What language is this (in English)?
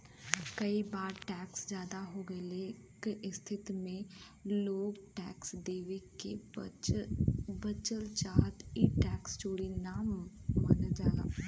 Bhojpuri